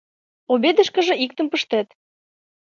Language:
Mari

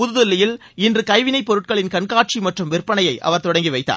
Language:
Tamil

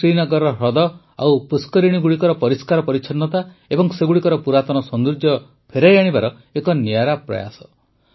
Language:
Odia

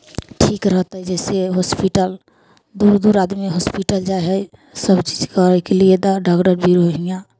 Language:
Maithili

